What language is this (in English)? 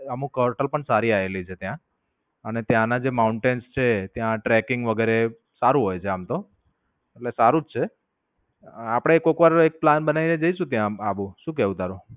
Gujarati